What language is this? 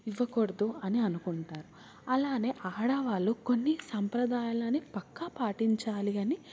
Telugu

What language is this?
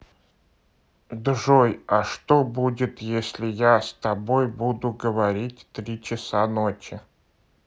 Russian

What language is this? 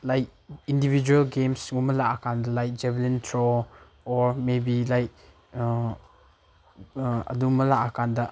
Manipuri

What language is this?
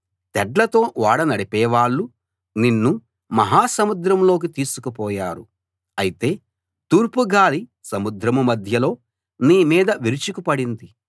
Telugu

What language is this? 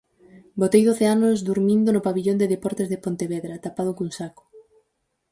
Galician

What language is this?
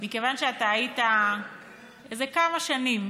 Hebrew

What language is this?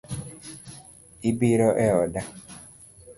Luo (Kenya and Tanzania)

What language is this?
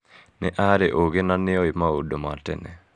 Kikuyu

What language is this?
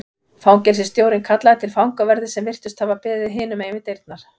Icelandic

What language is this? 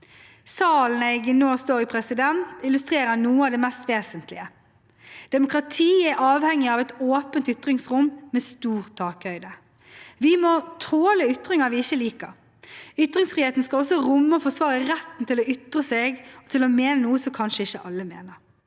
Norwegian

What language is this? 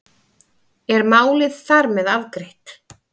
Icelandic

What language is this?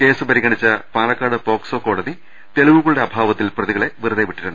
Malayalam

